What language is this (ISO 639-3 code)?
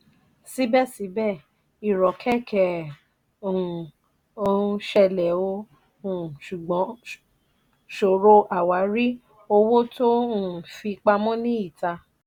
yor